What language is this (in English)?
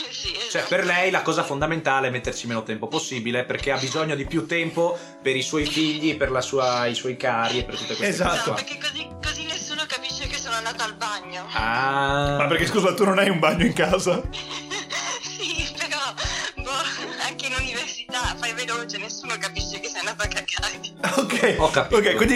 Italian